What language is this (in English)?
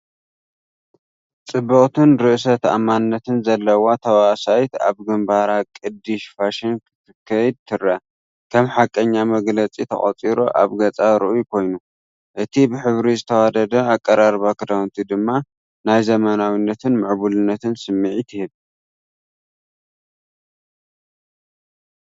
Tigrinya